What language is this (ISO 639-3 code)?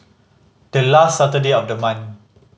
eng